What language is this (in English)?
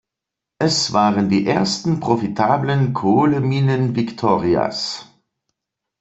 German